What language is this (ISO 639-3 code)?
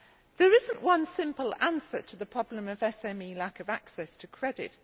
eng